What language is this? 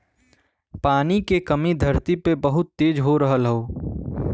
Bhojpuri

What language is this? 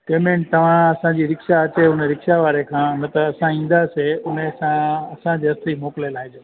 Sindhi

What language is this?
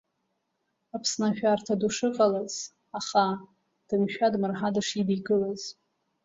Abkhazian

